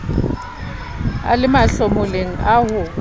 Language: Southern Sotho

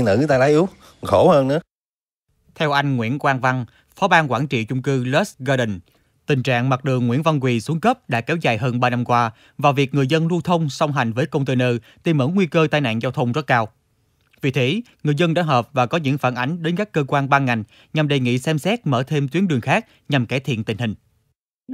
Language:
Vietnamese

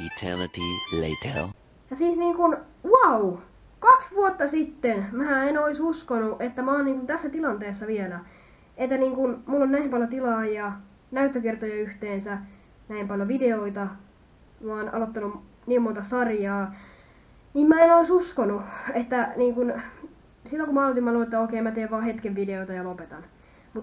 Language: Finnish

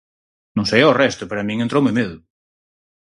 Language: Galician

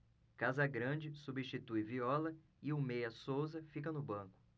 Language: Portuguese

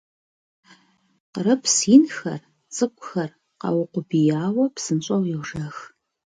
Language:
Kabardian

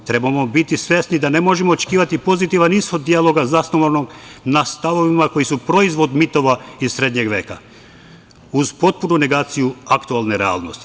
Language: Serbian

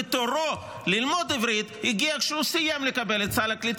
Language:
Hebrew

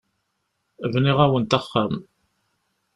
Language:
Kabyle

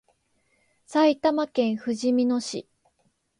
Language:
Japanese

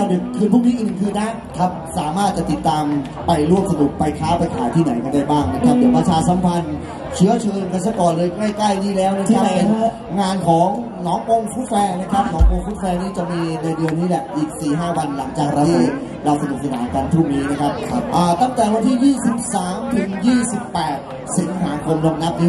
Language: Thai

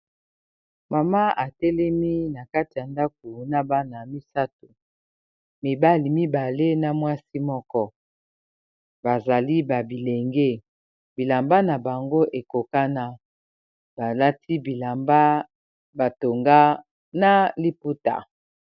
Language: Lingala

